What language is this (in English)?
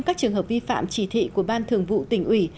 Vietnamese